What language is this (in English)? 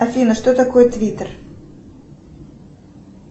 Russian